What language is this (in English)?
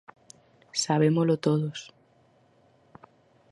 Galician